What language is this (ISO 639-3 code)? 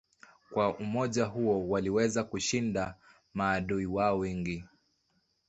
swa